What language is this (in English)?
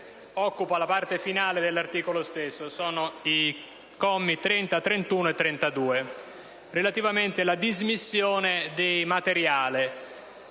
Italian